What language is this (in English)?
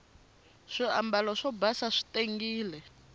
Tsonga